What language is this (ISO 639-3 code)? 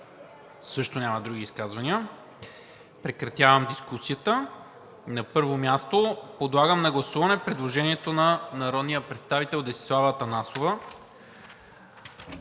bul